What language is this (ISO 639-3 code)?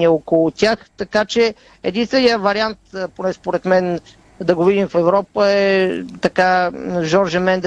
bul